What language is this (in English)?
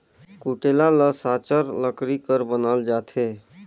Chhattisgarhi